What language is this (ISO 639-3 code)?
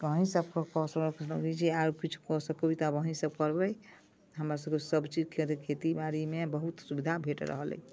mai